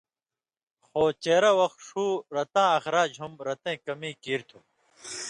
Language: Indus Kohistani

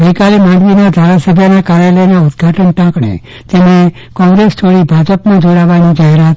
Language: Gujarati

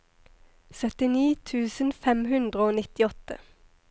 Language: Norwegian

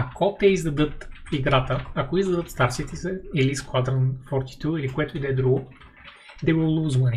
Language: Bulgarian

